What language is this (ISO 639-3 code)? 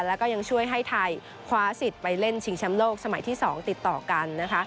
tha